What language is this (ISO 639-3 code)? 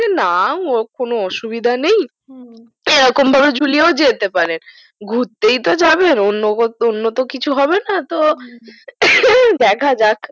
ben